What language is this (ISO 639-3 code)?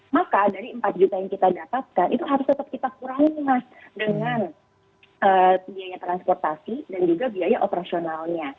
ind